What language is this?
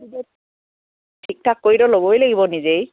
Assamese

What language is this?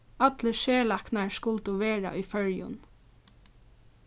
Faroese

